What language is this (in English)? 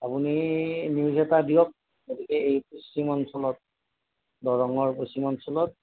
Assamese